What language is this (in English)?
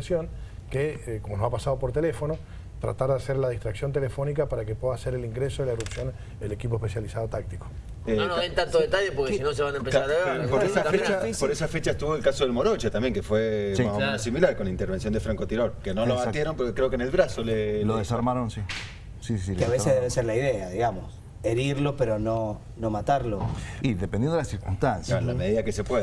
Spanish